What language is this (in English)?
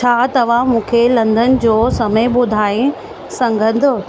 Sindhi